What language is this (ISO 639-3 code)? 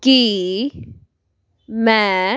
pan